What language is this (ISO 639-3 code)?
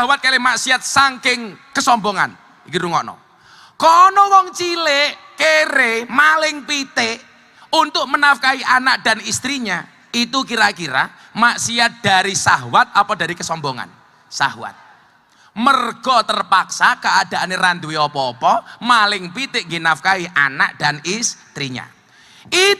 ind